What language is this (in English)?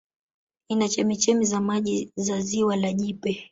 Swahili